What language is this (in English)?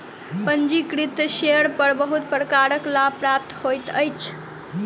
Maithili